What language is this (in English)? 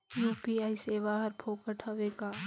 Chhattisgarhi